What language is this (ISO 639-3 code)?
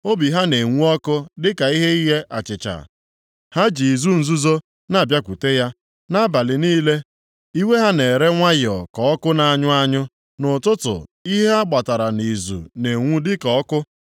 ibo